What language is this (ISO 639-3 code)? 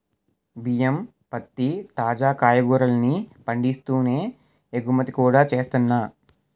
tel